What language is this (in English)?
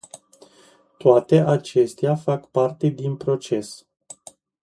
Romanian